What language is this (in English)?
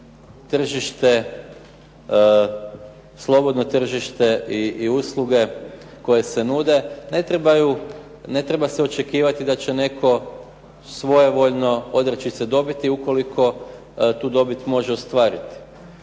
Croatian